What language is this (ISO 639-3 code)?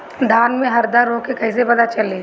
bho